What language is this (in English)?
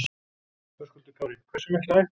Icelandic